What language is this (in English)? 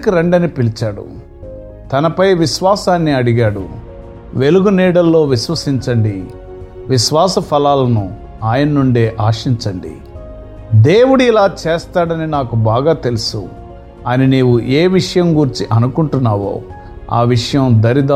Telugu